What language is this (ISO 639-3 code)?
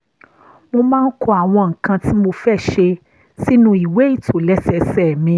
yor